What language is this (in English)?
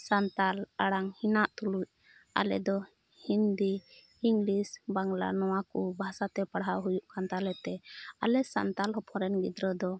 Santali